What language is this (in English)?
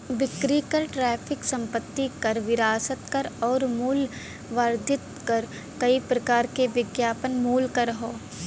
Bhojpuri